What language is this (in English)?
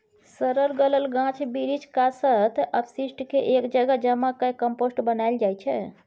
Maithili